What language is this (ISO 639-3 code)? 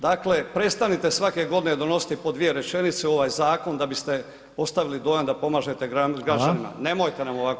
hrv